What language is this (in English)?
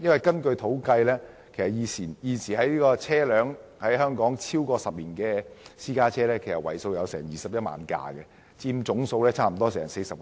Cantonese